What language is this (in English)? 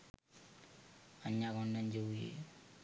Sinhala